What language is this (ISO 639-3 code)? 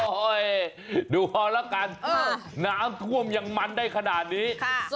tha